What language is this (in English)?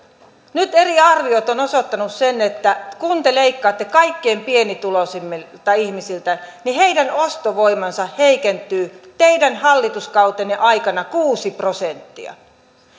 Finnish